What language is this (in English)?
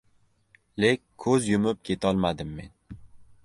Uzbek